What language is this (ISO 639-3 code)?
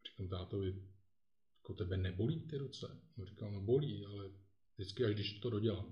ces